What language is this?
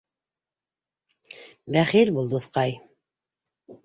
Bashkir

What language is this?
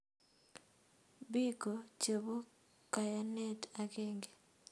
Kalenjin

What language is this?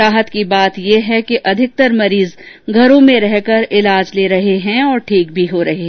Hindi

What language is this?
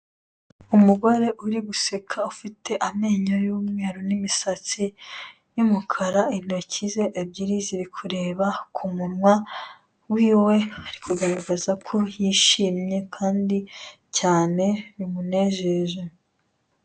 Kinyarwanda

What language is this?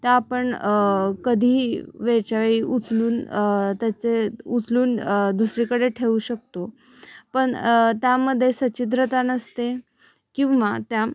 Marathi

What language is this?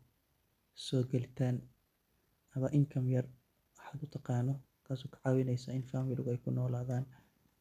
Somali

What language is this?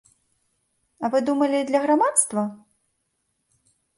Belarusian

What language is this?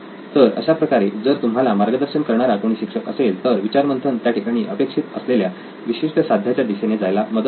Marathi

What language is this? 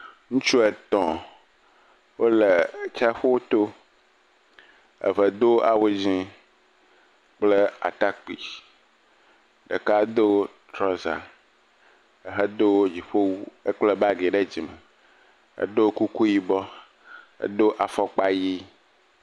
Ewe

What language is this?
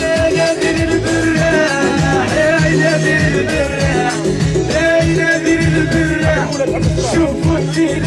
Arabic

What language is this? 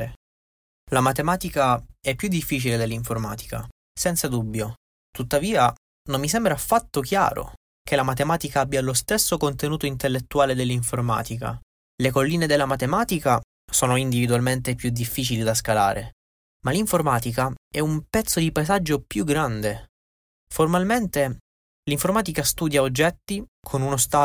Italian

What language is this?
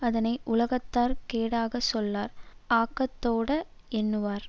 Tamil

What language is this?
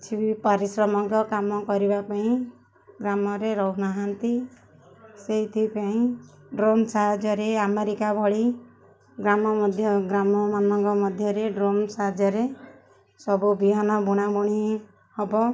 Odia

